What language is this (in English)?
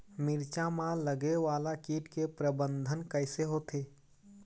Chhattisgarhi